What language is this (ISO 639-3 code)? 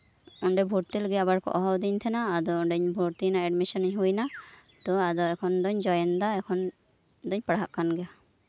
sat